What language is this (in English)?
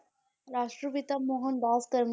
Punjabi